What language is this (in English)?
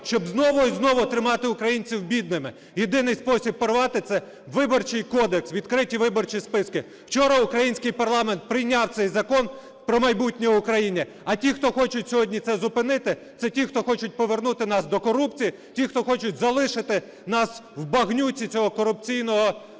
Ukrainian